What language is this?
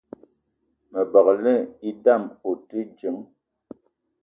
Eton (Cameroon)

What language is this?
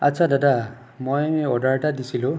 Assamese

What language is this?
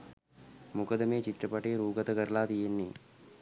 Sinhala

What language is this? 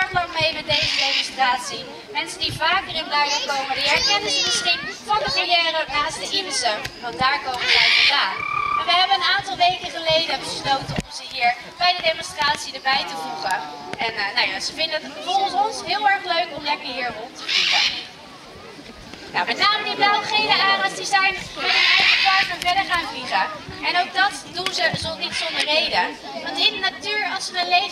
Dutch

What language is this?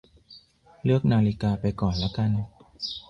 Thai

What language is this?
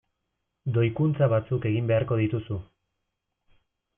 Basque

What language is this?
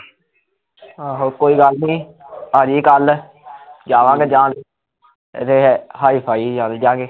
Punjabi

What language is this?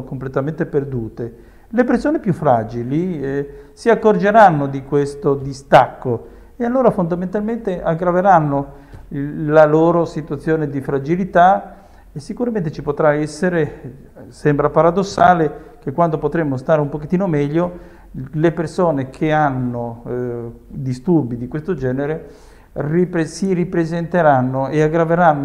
Italian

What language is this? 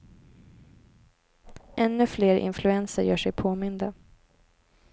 Swedish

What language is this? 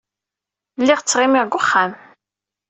Kabyle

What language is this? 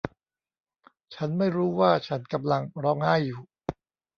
Thai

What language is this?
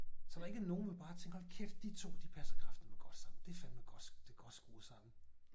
Danish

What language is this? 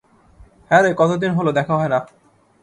Bangla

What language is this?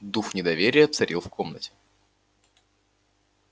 Russian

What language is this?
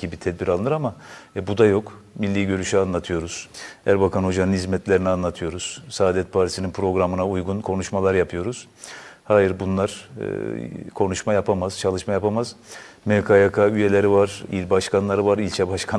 Turkish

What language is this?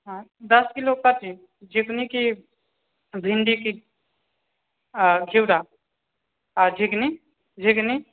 Maithili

